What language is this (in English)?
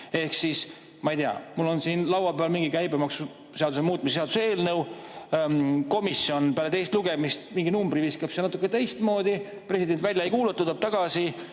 Estonian